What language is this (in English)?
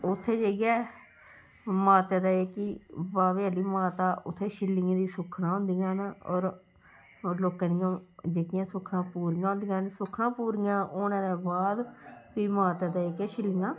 Dogri